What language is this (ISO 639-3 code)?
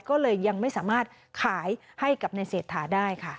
tha